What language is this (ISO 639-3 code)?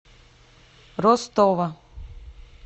rus